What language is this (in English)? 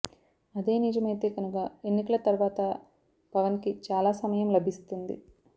Telugu